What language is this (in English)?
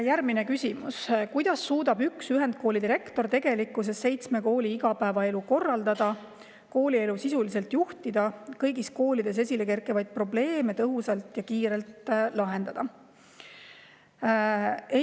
Estonian